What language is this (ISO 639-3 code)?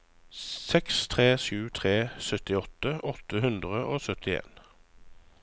nor